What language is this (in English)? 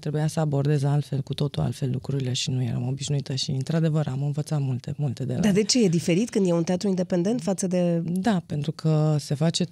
Romanian